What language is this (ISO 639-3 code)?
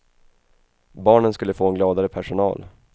swe